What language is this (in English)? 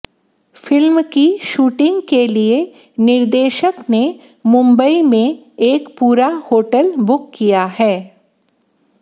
Hindi